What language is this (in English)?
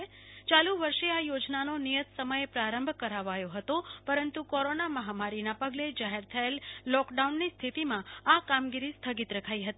Gujarati